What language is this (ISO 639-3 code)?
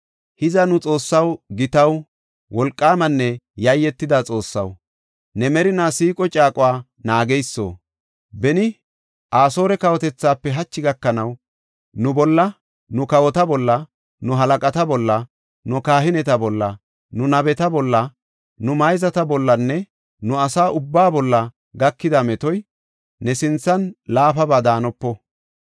gof